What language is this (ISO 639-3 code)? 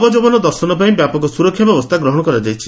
ori